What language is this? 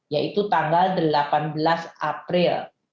Indonesian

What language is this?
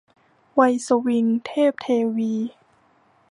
Thai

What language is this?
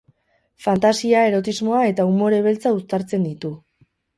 Basque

